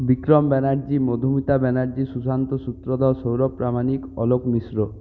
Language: Bangla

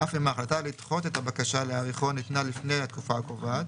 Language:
Hebrew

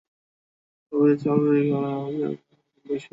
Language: Bangla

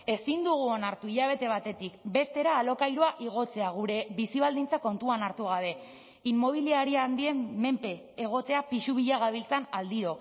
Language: Basque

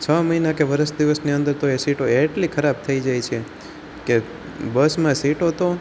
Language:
Gujarati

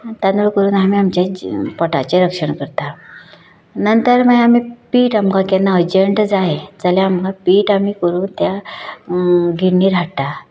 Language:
Konkani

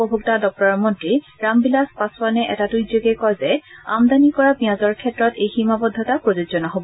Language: Assamese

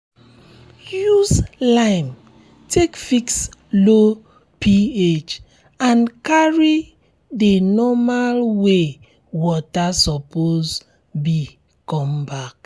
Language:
Nigerian Pidgin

